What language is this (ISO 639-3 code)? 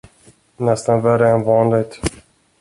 swe